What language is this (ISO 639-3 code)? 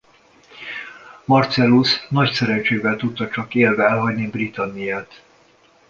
hun